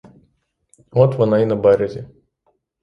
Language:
Ukrainian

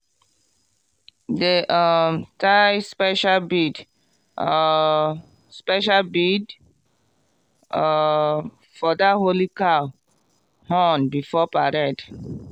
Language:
Nigerian Pidgin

